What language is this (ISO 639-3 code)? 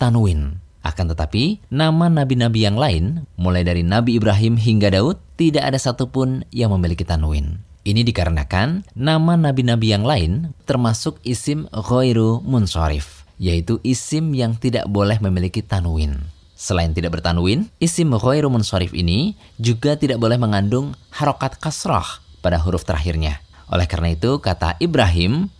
ind